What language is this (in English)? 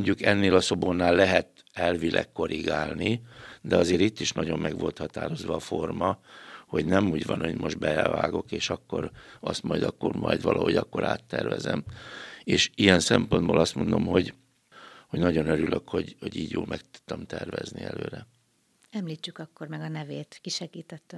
Hungarian